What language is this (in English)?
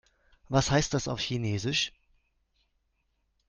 German